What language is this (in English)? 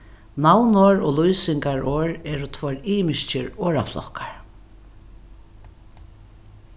Faroese